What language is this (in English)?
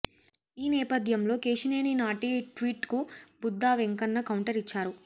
Telugu